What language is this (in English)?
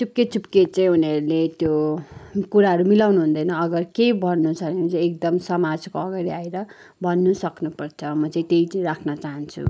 Nepali